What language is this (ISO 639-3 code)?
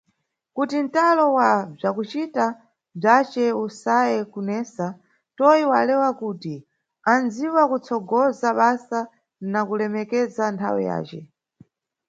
nyu